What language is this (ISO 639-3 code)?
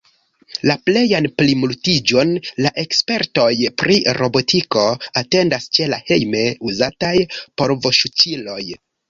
epo